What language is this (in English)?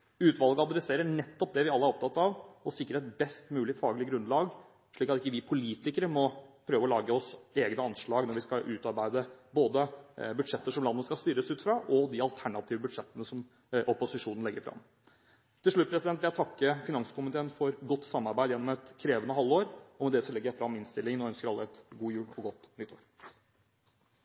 Norwegian Bokmål